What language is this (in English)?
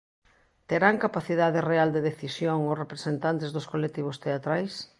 Galician